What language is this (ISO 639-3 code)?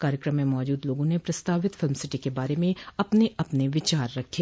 hin